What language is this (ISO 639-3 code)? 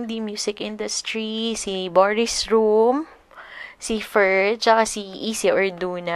fil